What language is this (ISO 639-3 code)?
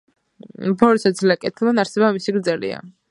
kat